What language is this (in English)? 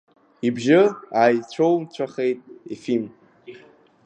Abkhazian